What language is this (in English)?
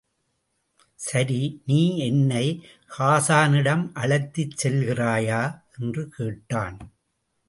Tamil